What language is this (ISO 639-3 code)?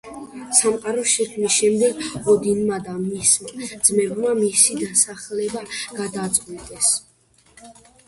kat